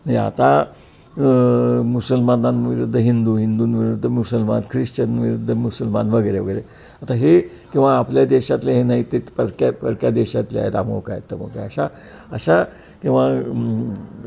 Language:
Marathi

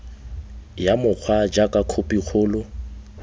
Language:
Tswana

